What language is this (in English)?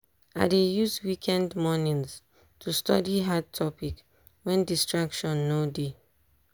Nigerian Pidgin